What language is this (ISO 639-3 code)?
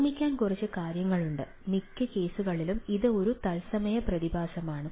mal